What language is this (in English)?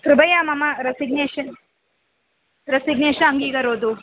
Sanskrit